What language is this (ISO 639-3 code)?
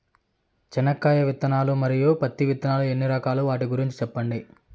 tel